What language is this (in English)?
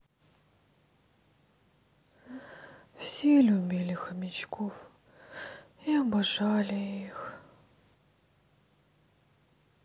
Russian